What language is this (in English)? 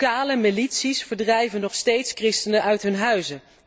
Dutch